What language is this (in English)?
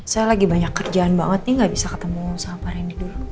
Indonesian